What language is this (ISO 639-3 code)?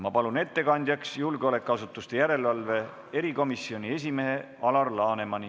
est